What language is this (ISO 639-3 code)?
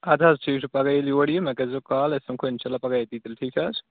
kas